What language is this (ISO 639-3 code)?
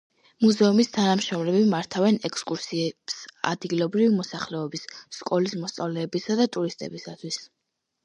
kat